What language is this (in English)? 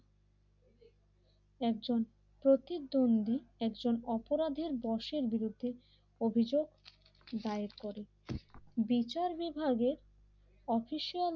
Bangla